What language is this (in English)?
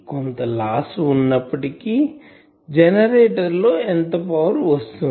Telugu